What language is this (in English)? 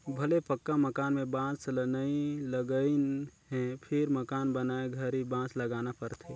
Chhattisgarhi